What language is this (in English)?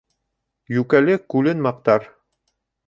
Bashkir